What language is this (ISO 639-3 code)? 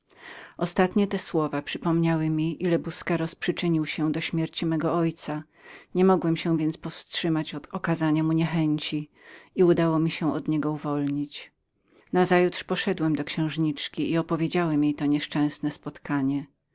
pol